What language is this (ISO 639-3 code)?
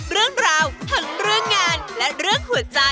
tha